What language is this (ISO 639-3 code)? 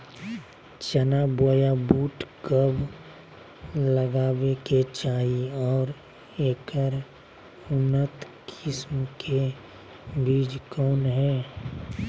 mag